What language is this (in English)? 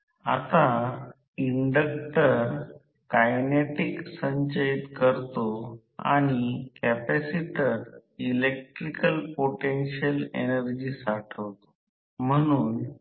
Marathi